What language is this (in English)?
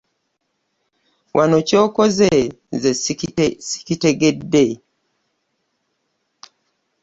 Ganda